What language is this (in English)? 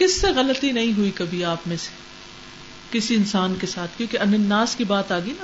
Urdu